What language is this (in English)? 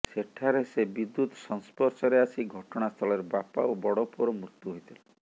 Odia